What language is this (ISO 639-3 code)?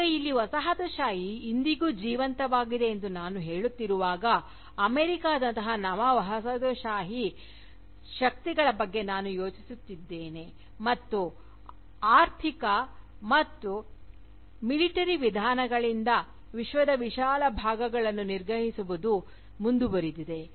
kan